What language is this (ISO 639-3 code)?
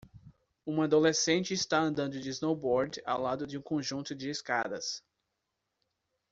por